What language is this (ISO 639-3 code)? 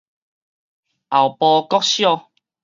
nan